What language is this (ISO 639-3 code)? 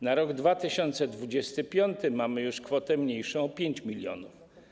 pol